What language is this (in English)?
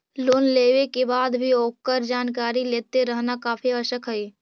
Magahi